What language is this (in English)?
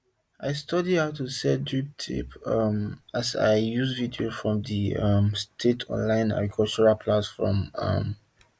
Nigerian Pidgin